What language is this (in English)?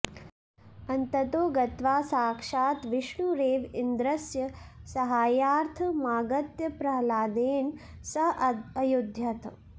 Sanskrit